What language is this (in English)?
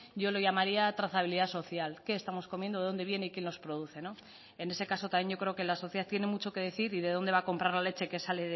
Spanish